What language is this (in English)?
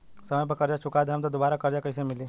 Bhojpuri